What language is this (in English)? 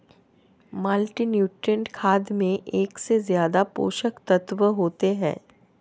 Hindi